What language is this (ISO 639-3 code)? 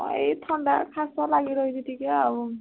ori